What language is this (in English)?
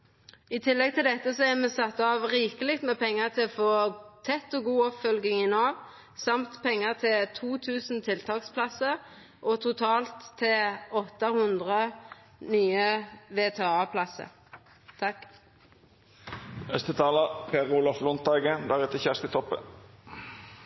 Norwegian Nynorsk